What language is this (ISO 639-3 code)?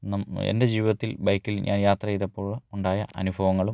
mal